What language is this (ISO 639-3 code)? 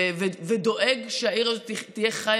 heb